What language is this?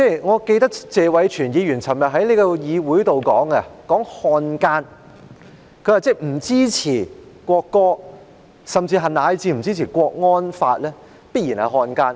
Cantonese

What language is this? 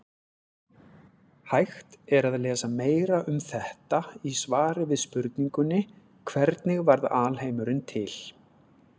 Icelandic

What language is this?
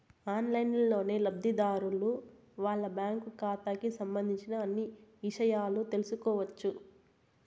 Telugu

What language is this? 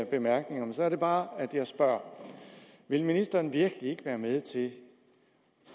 Danish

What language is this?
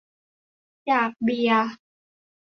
Thai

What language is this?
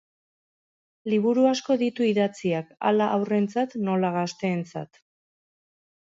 Basque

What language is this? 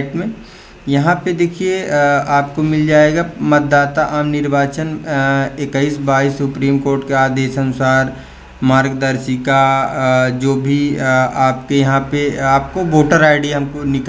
Hindi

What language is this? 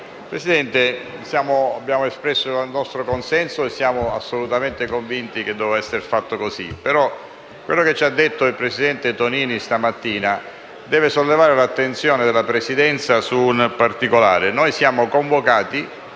Italian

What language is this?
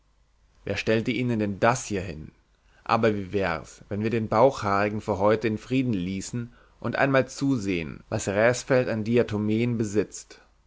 German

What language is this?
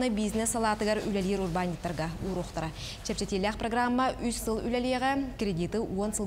Turkish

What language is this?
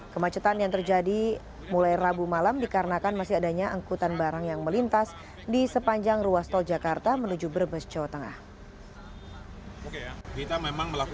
Indonesian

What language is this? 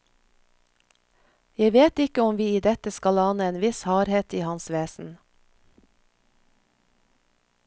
Norwegian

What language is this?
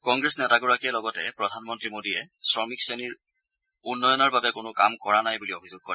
Assamese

